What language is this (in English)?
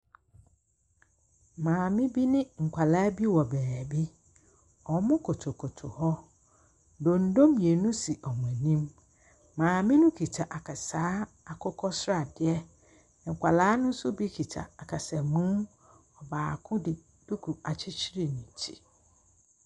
Akan